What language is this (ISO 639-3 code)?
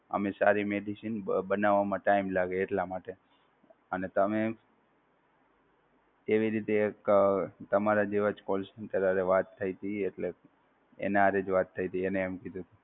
guj